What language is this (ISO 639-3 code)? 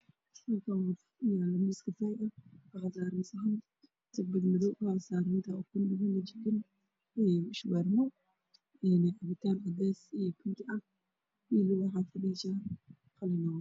som